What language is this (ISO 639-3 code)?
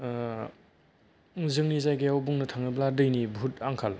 brx